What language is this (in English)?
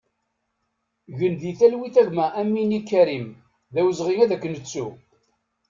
Kabyle